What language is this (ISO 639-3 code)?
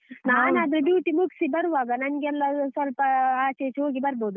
kan